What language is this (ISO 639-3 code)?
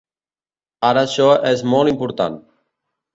cat